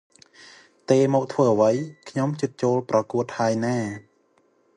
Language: Khmer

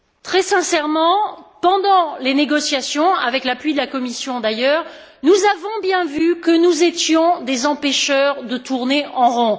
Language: French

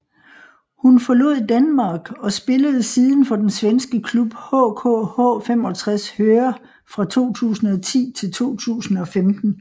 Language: Danish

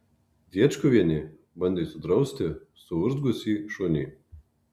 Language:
Lithuanian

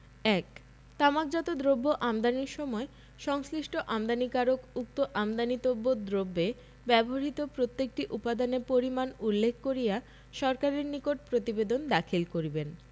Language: Bangla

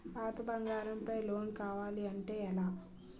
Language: Telugu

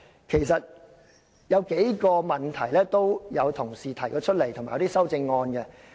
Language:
Cantonese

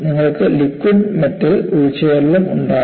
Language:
Malayalam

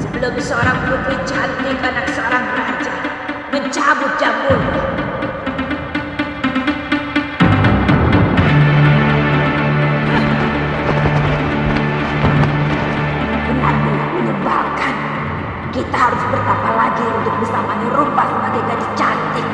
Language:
Indonesian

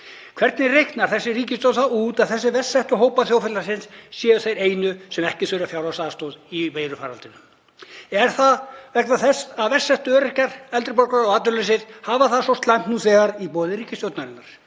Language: Icelandic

